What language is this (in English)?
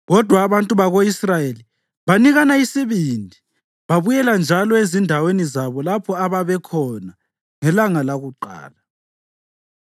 North Ndebele